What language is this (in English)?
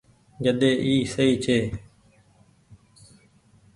Goaria